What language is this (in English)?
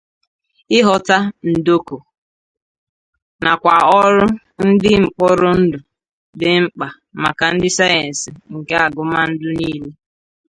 Igbo